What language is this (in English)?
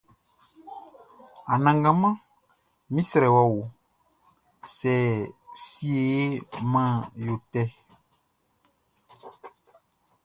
Baoulé